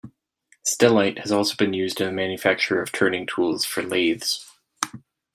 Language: English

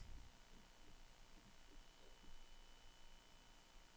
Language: Danish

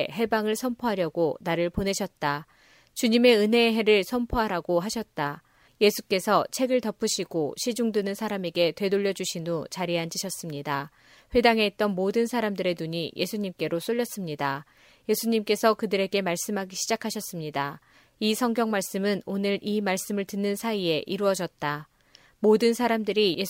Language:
Korean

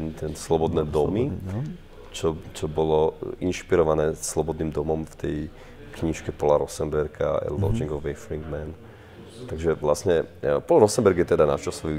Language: Slovak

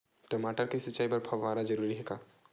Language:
Chhattisgarhi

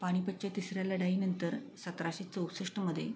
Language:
Marathi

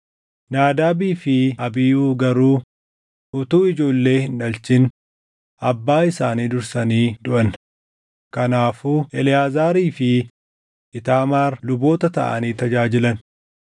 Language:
Oromo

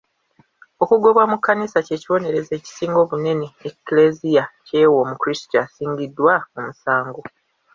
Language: Ganda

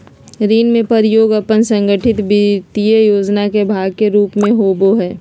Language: Magahi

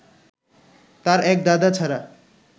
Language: Bangla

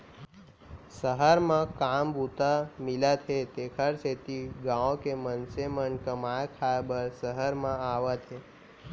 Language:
Chhattisgarhi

